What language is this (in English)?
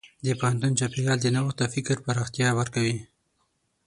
Pashto